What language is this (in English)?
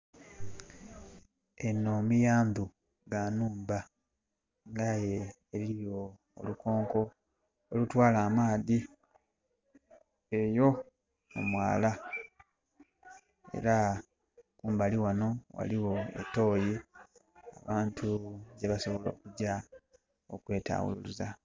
Soga